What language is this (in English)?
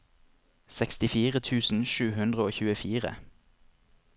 Norwegian